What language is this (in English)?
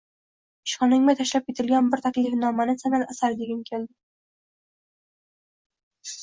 Uzbek